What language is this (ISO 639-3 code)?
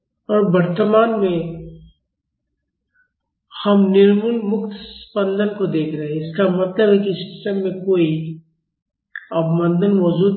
hin